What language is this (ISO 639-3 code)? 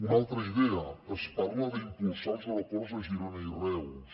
cat